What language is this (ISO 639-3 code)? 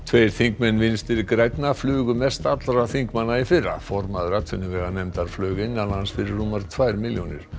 isl